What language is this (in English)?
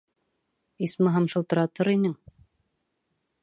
Bashkir